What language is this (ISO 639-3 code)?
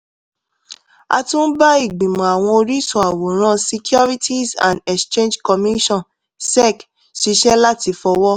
yor